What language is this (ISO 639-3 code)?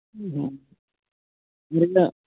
sat